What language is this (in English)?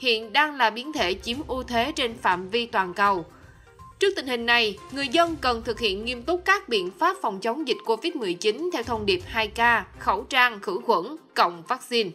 Vietnamese